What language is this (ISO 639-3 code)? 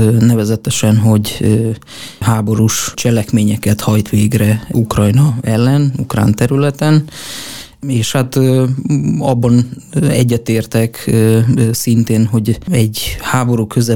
hun